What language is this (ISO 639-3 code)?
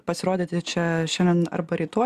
lit